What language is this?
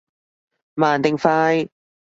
Cantonese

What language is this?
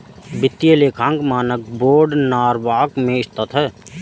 Hindi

